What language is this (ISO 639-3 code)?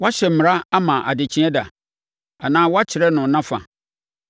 aka